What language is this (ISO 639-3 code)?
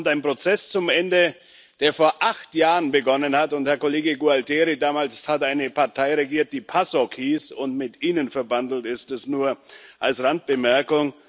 deu